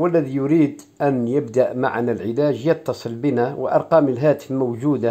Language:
Arabic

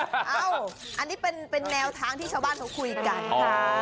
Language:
Thai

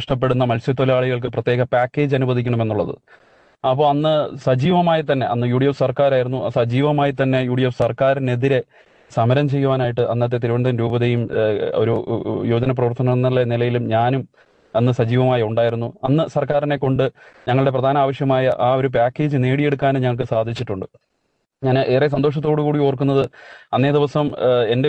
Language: Malayalam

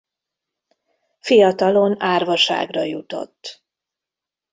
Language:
Hungarian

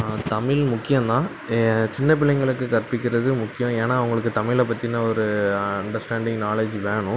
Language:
Tamil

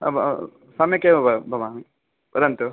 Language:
Sanskrit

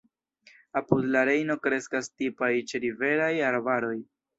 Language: Esperanto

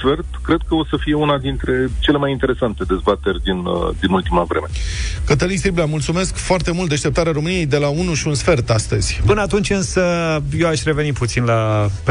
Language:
Romanian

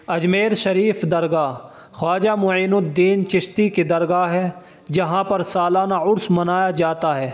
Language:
Urdu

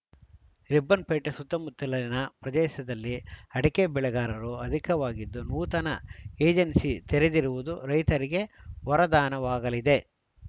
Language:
Kannada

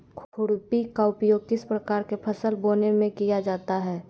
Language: Magahi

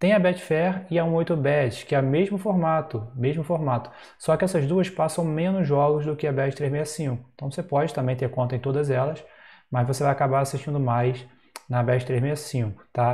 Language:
Portuguese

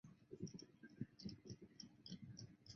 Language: Chinese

